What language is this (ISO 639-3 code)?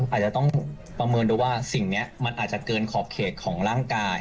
tha